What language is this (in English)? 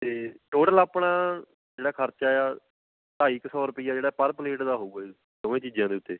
Punjabi